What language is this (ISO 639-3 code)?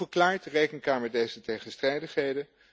nld